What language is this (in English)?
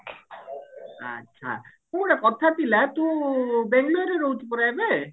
Odia